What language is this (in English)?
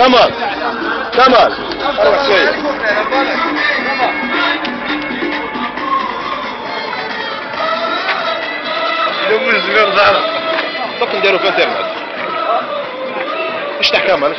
Arabic